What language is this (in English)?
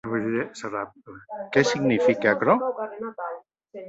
Occitan